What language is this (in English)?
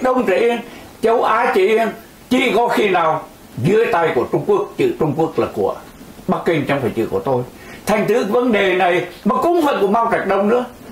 Vietnamese